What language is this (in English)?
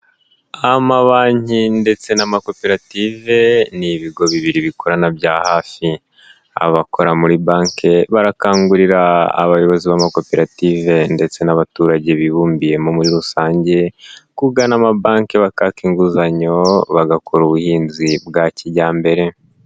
Kinyarwanda